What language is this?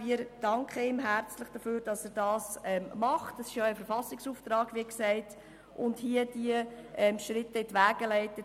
Swiss German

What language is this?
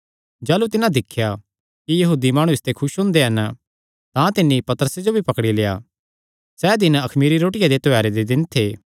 Kangri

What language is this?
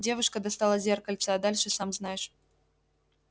Russian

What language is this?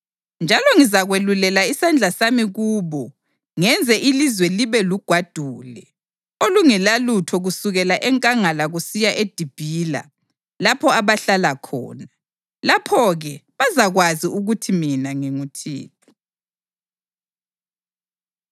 North Ndebele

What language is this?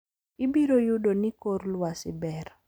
Luo (Kenya and Tanzania)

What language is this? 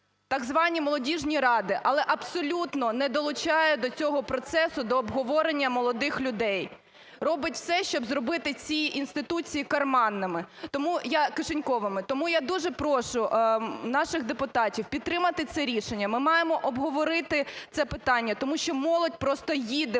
Ukrainian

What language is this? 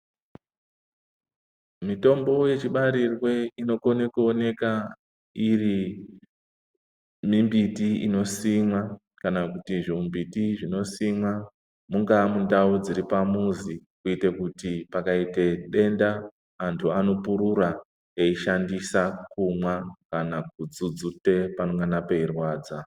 Ndau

